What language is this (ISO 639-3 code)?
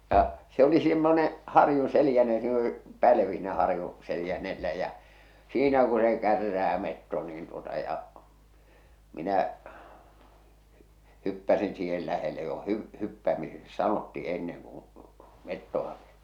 fin